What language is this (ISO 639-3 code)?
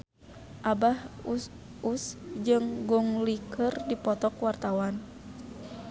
sun